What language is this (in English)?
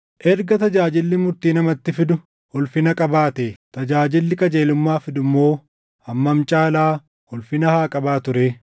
Oromo